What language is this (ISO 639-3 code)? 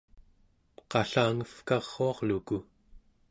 esu